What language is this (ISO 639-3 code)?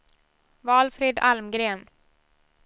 swe